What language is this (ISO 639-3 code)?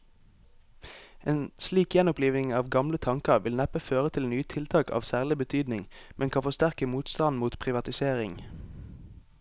nor